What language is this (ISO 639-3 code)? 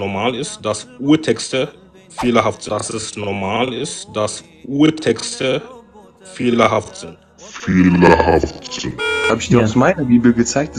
deu